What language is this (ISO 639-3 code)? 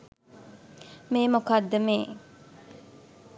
sin